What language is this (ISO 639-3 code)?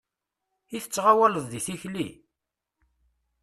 kab